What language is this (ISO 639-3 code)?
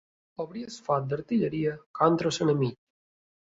cat